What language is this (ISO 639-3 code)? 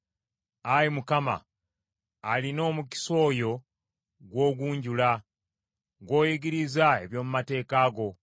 lug